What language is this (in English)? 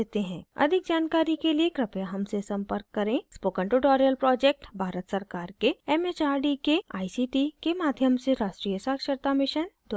Hindi